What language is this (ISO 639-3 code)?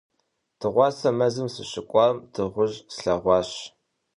kbd